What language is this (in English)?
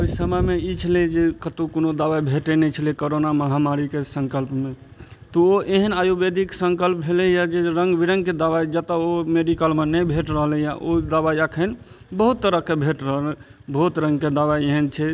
Maithili